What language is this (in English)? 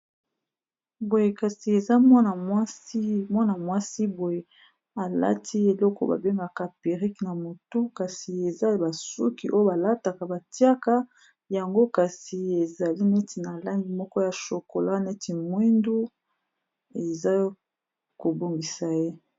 Lingala